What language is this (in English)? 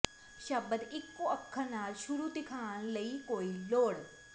Punjabi